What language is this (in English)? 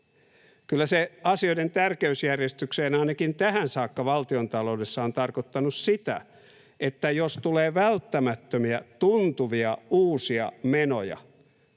Finnish